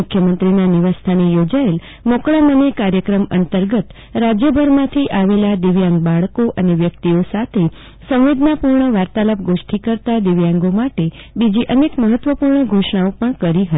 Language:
Gujarati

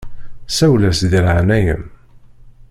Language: Kabyle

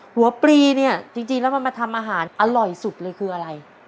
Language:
Thai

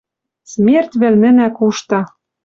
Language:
Western Mari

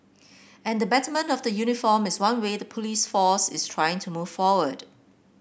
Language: English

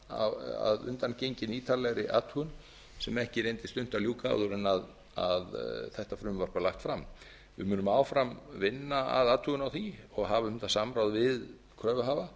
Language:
Icelandic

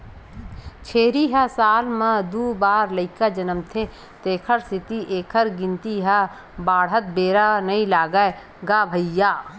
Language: Chhattisgarhi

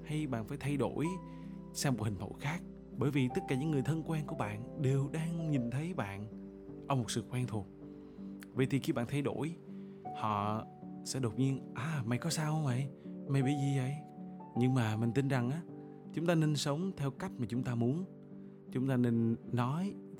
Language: Vietnamese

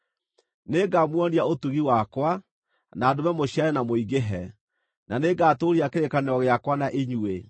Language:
Kikuyu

